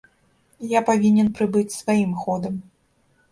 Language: Belarusian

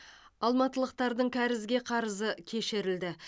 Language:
Kazakh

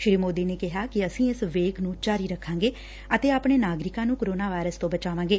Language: Punjabi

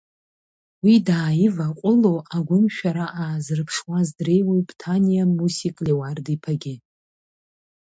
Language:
Abkhazian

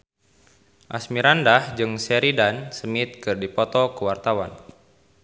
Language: Sundanese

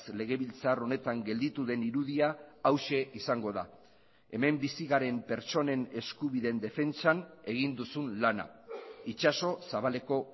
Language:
Basque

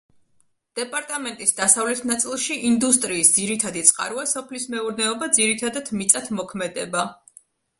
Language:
Georgian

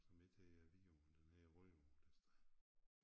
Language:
Danish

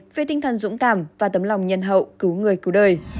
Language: Vietnamese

